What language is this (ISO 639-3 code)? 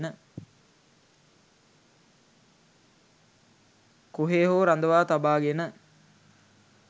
sin